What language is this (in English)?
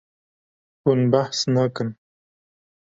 Kurdish